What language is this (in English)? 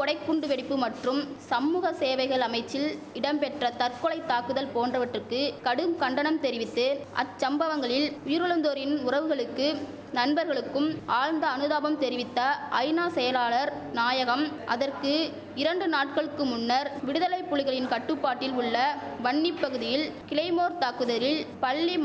Tamil